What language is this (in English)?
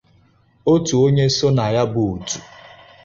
Igbo